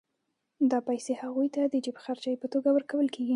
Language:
Pashto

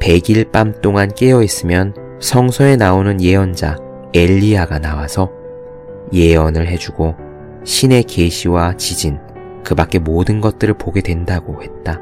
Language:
Korean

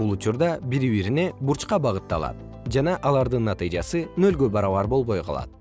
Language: Kyrgyz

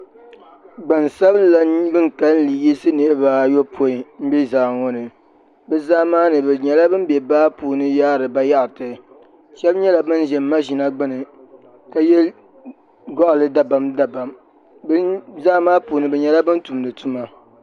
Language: Dagbani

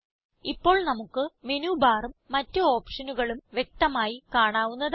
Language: Malayalam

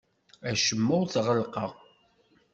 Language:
Kabyle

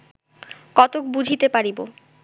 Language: Bangla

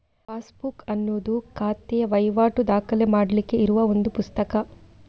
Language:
Kannada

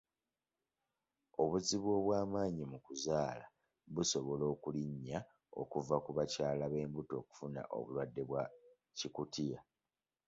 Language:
Ganda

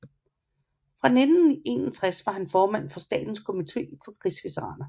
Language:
Danish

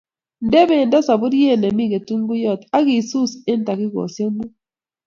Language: Kalenjin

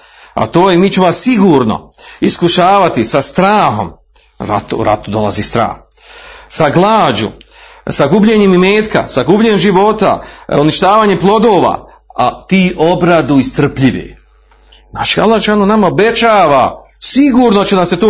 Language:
Croatian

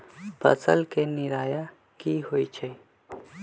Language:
Magahi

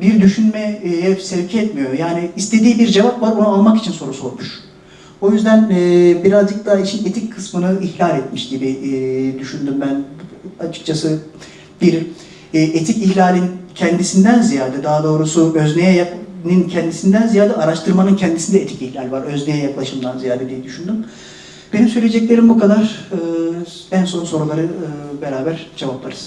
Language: Turkish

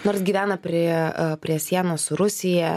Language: Lithuanian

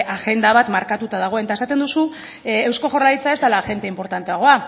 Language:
Basque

